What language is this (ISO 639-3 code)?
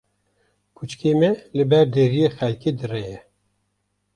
kur